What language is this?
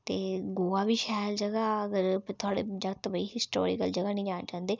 Dogri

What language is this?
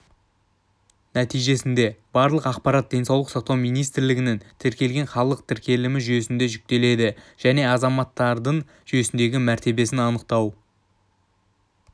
Kazakh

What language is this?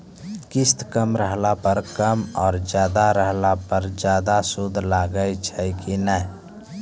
Maithili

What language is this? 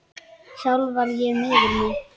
Icelandic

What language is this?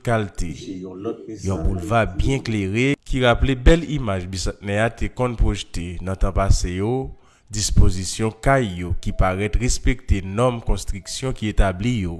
French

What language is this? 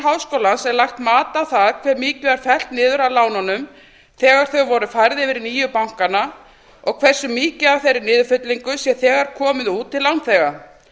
Icelandic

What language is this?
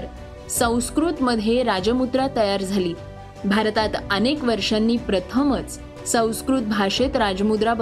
Marathi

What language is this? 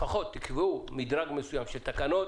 Hebrew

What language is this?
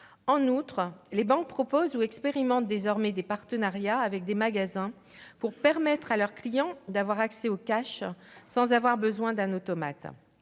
French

